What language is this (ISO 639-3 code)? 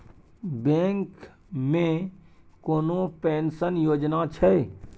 mai